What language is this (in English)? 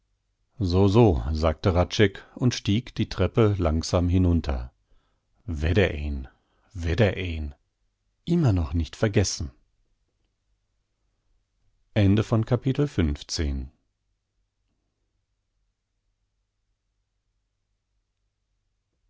German